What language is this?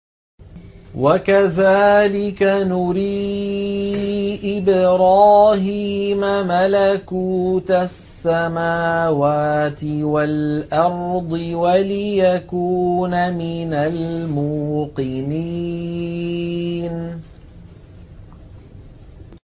Arabic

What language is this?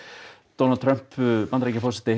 Icelandic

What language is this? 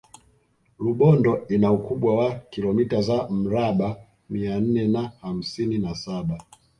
Swahili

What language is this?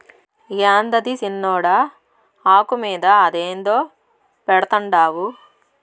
Telugu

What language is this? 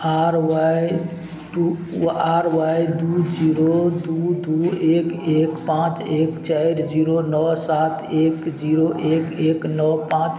Maithili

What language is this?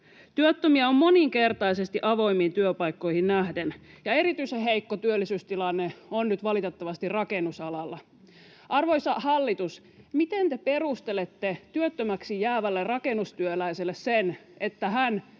Finnish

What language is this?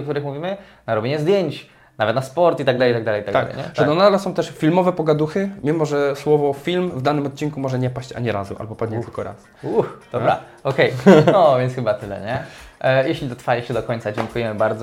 Polish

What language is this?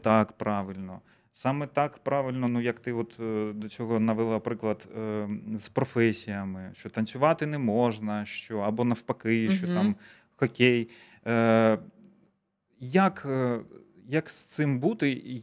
Ukrainian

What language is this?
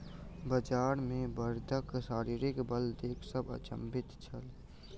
Maithili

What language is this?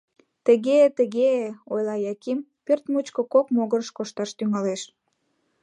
Mari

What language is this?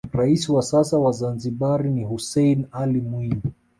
Swahili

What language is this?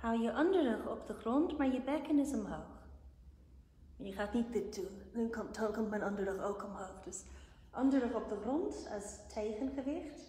Dutch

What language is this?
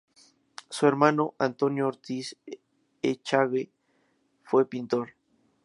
Spanish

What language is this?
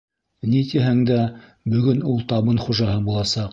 Bashkir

